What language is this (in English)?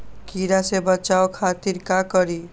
Magahi